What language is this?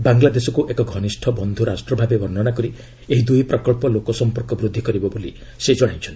Odia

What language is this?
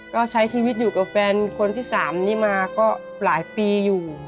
Thai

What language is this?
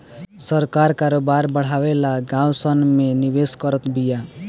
Bhojpuri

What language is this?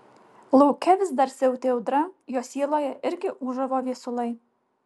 Lithuanian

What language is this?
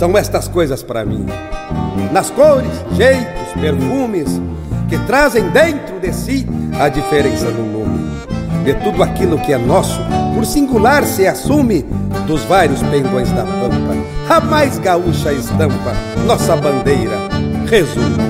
Portuguese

